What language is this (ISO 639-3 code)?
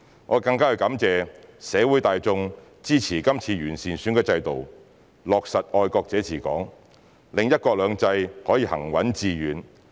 yue